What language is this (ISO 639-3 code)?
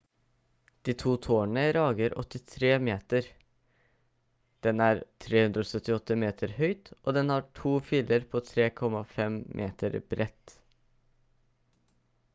nob